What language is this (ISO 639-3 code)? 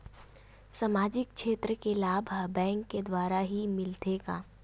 hne